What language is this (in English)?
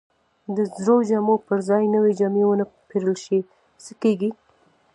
Pashto